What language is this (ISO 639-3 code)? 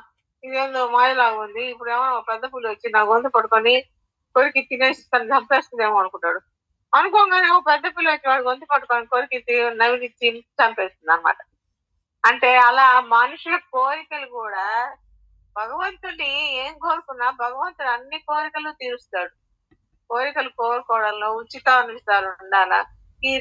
tel